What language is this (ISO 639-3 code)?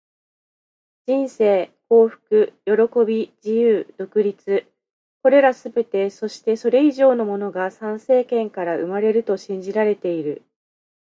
jpn